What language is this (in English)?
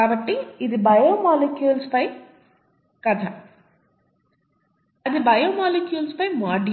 Telugu